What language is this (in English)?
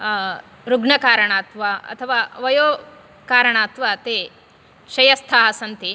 Sanskrit